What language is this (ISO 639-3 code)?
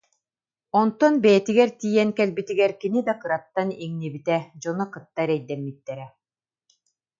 sah